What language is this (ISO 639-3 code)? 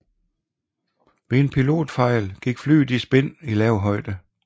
dan